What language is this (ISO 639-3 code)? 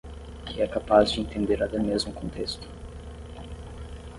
por